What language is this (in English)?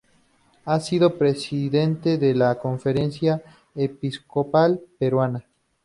Spanish